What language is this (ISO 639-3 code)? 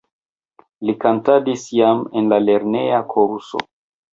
epo